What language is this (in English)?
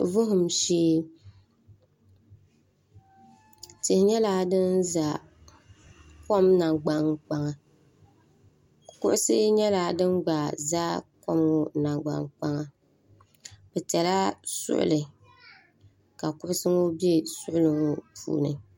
Dagbani